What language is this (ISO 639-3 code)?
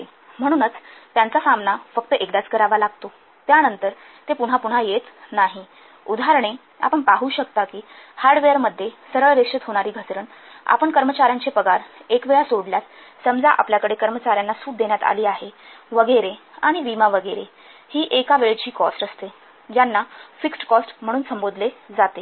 mar